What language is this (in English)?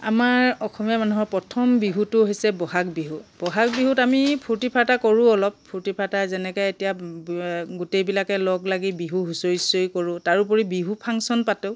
Assamese